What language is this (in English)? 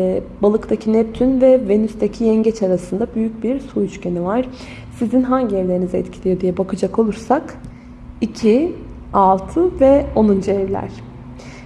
Turkish